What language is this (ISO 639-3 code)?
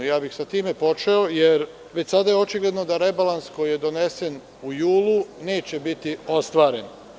srp